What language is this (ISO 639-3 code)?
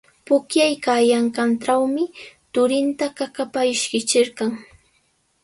qws